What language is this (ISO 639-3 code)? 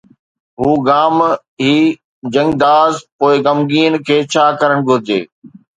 snd